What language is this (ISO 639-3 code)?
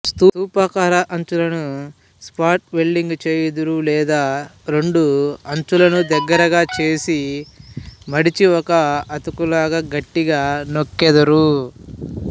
tel